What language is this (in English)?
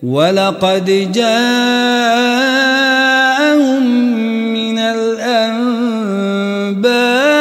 Arabic